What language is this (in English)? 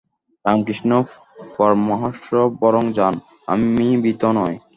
Bangla